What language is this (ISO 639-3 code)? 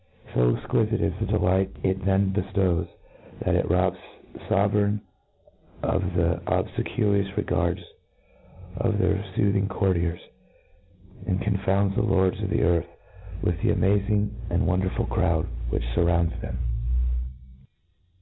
eng